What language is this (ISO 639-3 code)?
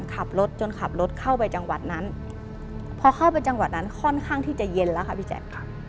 tha